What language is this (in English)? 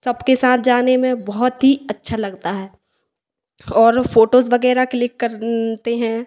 Hindi